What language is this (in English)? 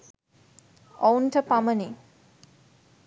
Sinhala